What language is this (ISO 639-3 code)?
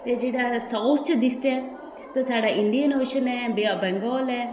doi